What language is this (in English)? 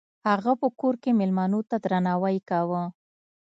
Pashto